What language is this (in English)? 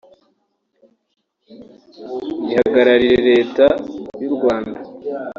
Kinyarwanda